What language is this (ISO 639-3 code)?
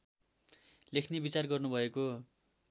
nep